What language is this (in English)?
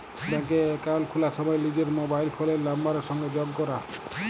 Bangla